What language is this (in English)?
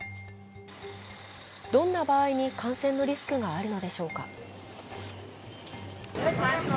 Japanese